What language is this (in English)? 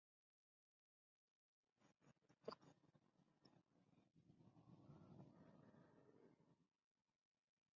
Spanish